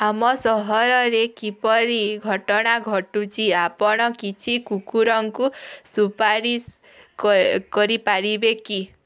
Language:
Odia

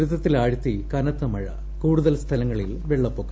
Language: Malayalam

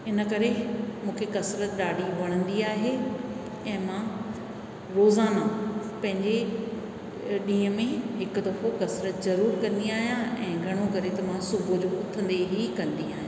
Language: Sindhi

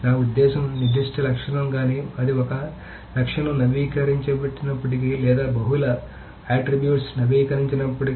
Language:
Telugu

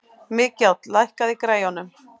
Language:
Icelandic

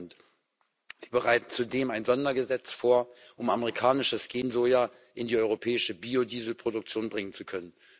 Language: German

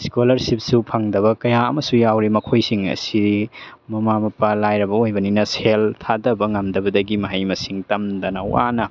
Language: Manipuri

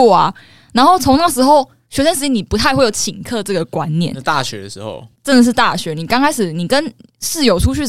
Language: Chinese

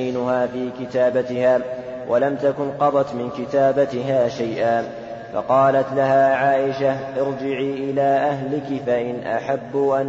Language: Arabic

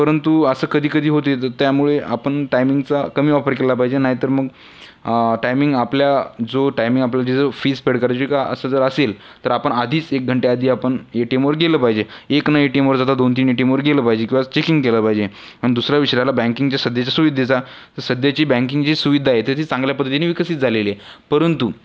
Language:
Marathi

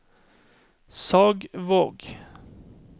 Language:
Norwegian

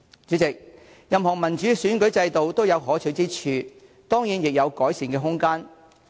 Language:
Cantonese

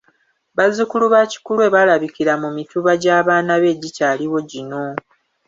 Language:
Ganda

